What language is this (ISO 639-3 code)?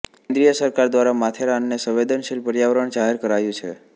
guj